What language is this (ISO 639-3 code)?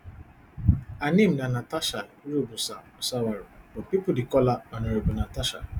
pcm